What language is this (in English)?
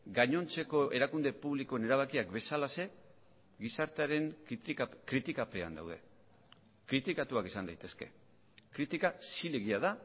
Basque